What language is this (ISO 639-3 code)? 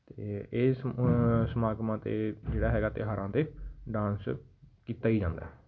pan